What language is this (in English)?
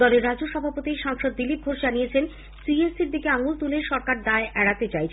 Bangla